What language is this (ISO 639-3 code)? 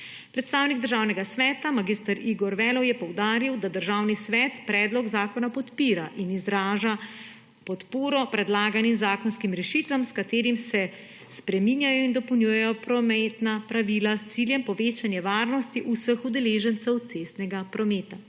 slv